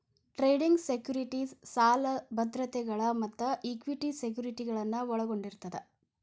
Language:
Kannada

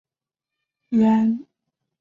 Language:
Chinese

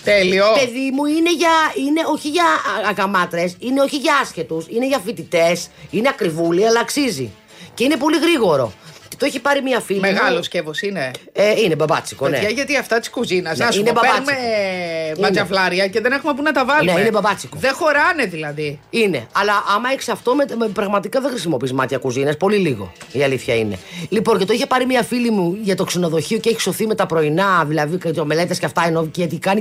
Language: Greek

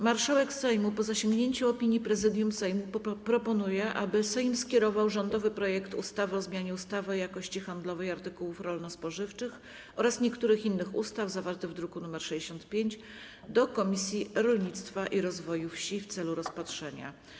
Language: Polish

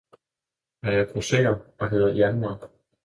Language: Danish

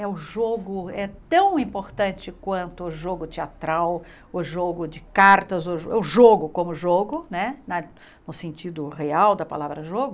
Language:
Portuguese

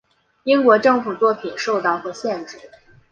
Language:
Chinese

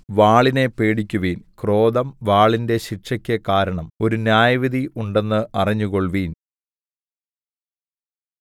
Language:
Malayalam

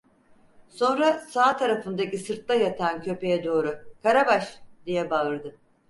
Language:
Turkish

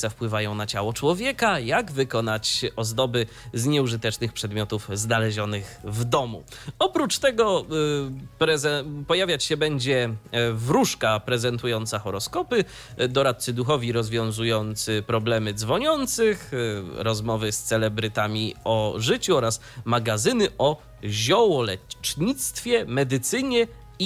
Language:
Polish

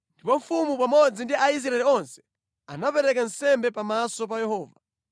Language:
Nyanja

